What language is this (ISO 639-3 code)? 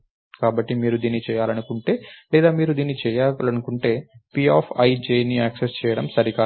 tel